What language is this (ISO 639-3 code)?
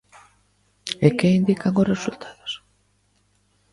glg